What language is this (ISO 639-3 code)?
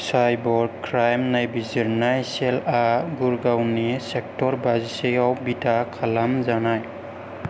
brx